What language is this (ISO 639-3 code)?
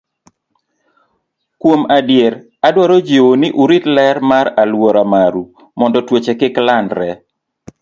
luo